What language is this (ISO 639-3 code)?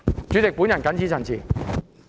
yue